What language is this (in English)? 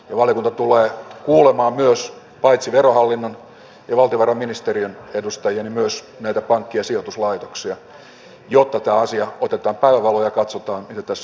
Finnish